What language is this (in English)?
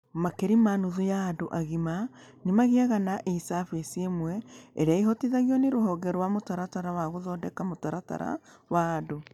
Kikuyu